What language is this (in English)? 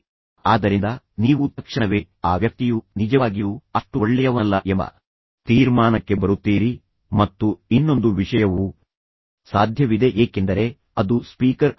Kannada